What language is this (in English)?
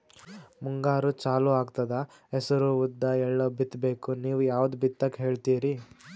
Kannada